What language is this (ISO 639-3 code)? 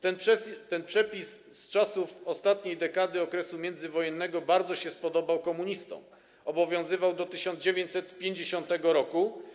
pol